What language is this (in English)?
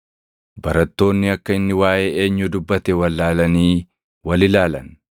Oromo